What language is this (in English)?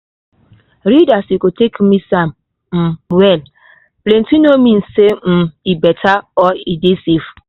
Nigerian Pidgin